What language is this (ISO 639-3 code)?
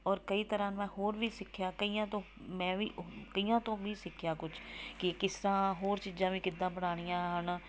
pan